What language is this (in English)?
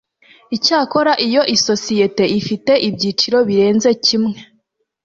Kinyarwanda